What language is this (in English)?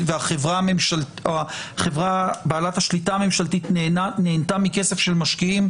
Hebrew